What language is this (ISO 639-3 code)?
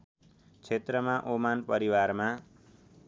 nep